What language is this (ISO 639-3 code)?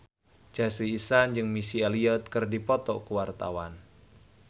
sun